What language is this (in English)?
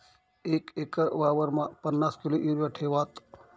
Marathi